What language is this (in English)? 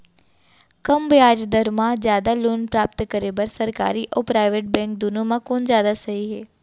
Chhattisgarhi